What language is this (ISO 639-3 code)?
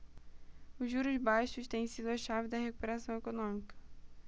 por